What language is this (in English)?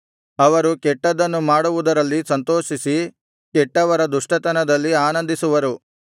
Kannada